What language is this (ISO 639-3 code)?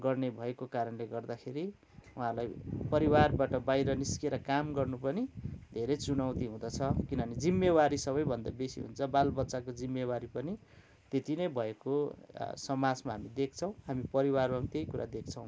nep